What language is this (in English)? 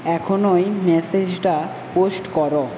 Bangla